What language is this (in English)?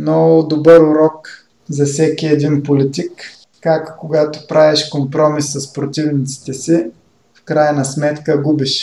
Bulgarian